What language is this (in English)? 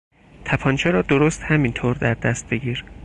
Persian